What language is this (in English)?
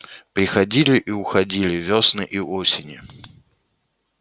Russian